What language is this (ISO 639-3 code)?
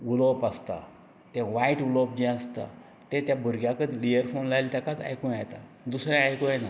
kok